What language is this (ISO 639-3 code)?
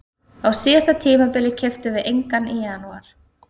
isl